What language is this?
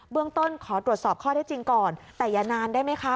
Thai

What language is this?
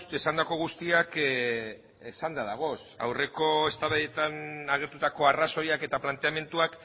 Basque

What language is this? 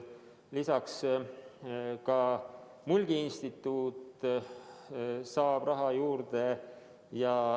Estonian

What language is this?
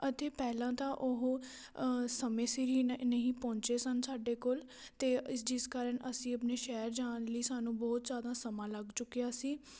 Punjabi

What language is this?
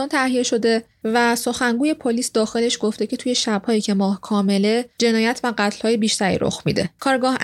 Persian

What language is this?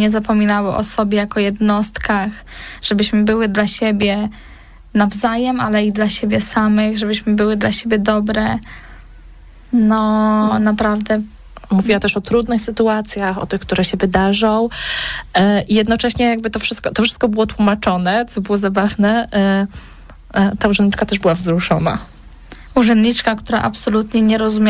Polish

